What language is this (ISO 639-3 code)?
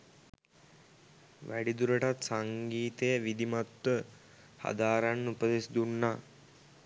sin